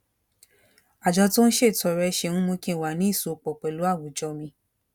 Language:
Yoruba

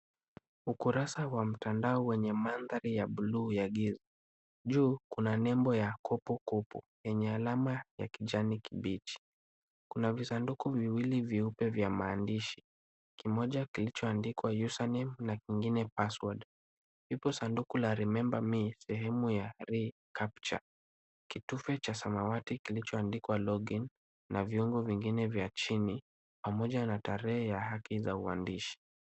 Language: Swahili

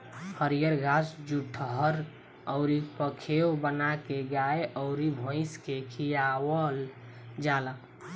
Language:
Bhojpuri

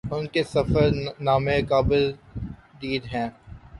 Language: Urdu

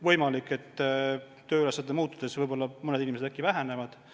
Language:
Estonian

